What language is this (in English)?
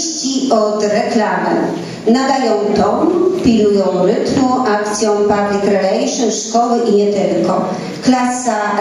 Polish